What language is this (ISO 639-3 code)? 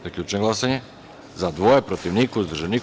srp